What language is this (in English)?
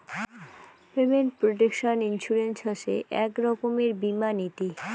Bangla